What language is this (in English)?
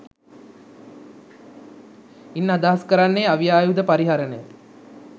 Sinhala